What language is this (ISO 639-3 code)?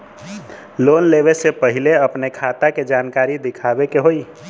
bho